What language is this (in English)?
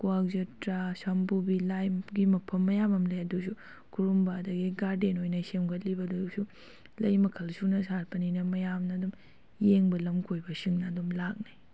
Manipuri